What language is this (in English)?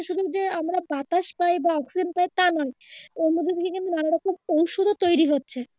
Bangla